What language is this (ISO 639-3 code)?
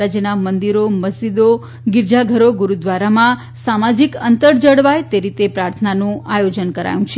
guj